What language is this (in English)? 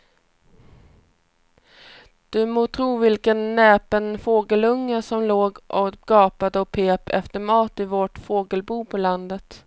Swedish